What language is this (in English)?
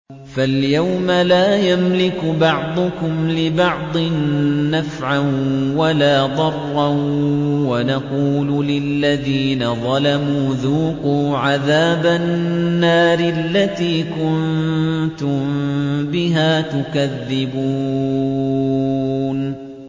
Arabic